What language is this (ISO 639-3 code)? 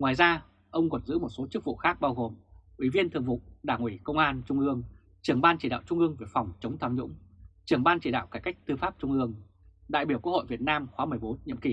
vie